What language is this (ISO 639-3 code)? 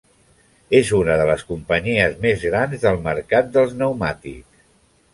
cat